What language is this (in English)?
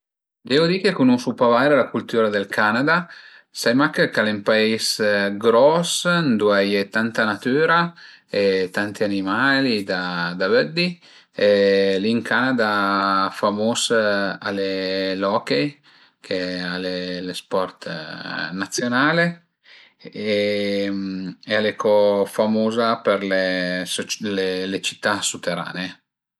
Piedmontese